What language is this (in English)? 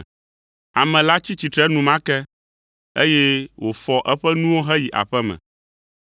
Ewe